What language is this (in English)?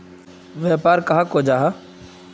Magahi